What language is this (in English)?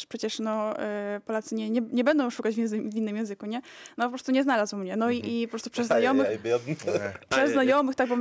Polish